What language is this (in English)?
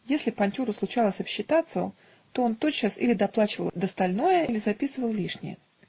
Russian